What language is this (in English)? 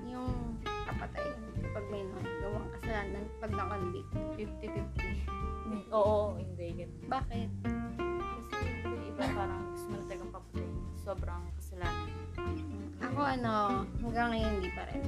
Filipino